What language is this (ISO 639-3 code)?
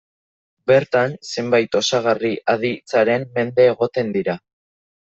eus